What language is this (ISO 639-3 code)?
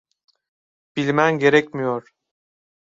tur